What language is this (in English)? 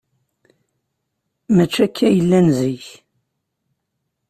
Kabyle